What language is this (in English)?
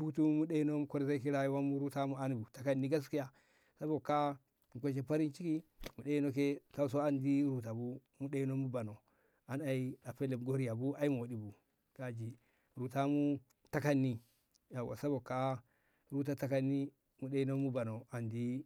Ngamo